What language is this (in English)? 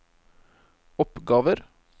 Norwegian